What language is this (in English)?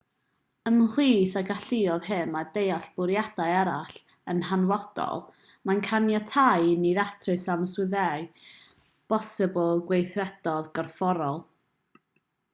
Welsh